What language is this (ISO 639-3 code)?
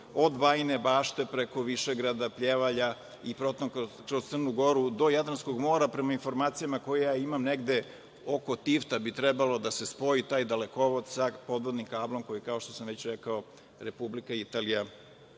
srp